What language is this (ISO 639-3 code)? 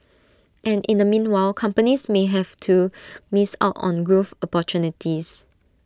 eng